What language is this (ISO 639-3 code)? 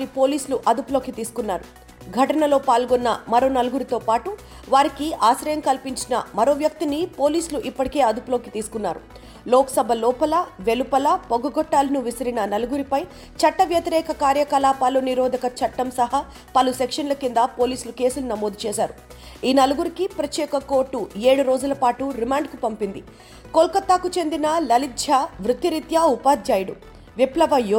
tel